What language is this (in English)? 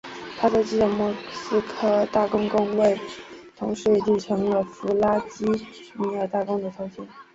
Chinese